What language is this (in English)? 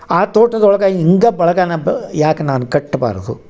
Kannada